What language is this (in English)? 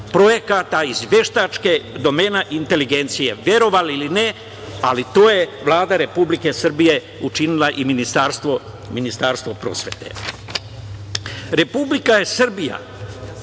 Serbian